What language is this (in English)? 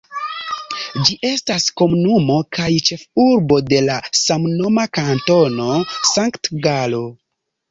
Esperanto